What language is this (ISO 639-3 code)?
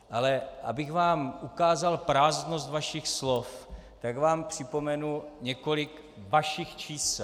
ces